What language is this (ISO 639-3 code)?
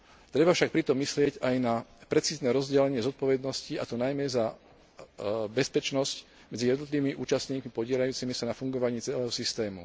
slk